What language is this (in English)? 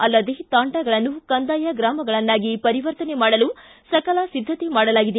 Kannada